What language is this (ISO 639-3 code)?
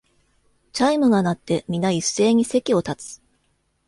jpn